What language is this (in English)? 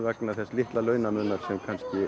Icelandic